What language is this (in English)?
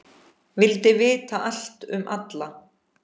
Icelandic